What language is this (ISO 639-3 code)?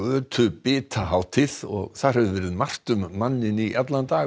isl